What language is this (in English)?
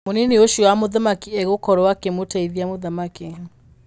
Kikuyu